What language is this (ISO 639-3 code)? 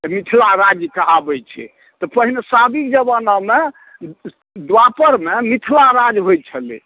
mai